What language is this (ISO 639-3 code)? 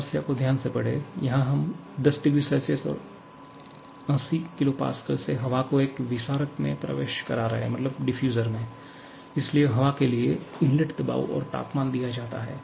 hin